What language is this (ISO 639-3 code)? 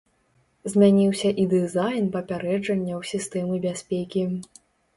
bel